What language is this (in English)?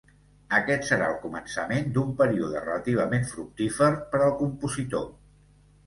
Catalan